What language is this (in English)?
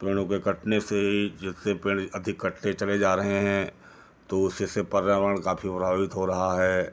Hindi